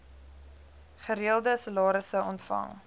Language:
Afrikaans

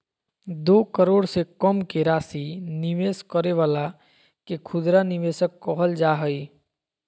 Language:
Magahi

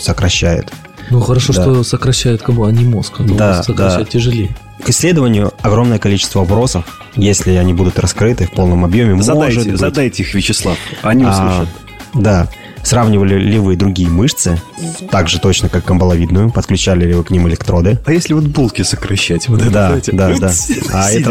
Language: Russian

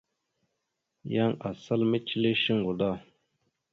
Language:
Mada (Cameroon)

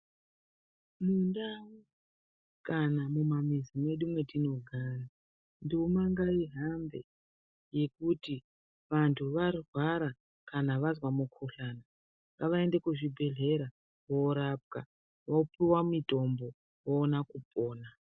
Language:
Ndau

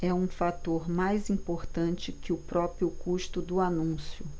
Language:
Portuguese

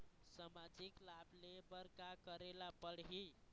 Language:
Chhattisgarhi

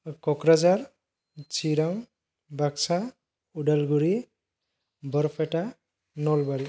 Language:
Bodo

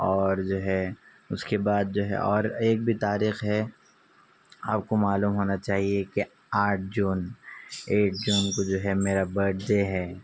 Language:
Urdu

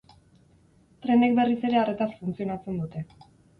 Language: Basque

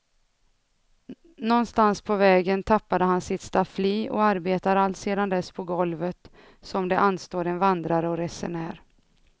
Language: Swedish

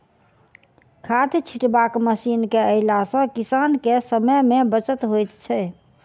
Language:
Maithili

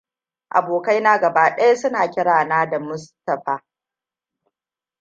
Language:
Hausa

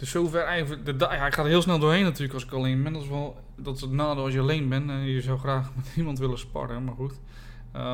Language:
Dutch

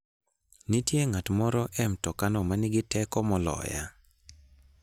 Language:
Luo (Kenya and Tanzania)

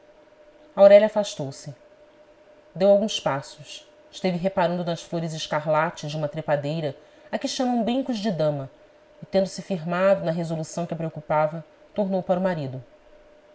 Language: Portuguese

